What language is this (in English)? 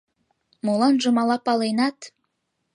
Mari